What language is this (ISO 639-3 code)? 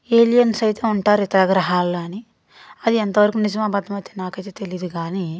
tel